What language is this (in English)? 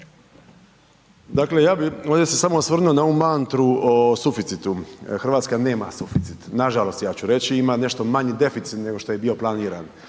Croatian